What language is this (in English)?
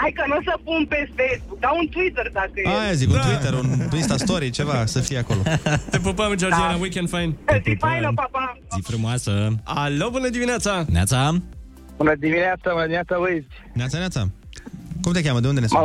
Romanian